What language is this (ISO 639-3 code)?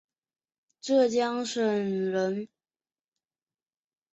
zho